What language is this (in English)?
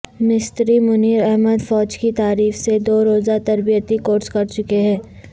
Urdu